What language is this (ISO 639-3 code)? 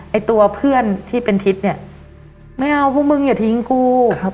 tha